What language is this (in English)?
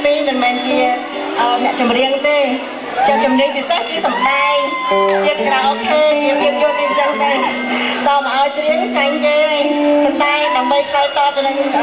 Thai